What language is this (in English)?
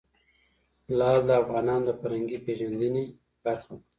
Pashto